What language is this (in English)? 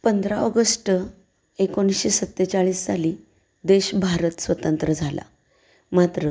Marathi